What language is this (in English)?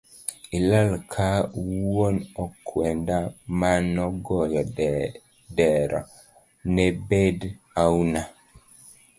Luo (Kenya and Tanzania)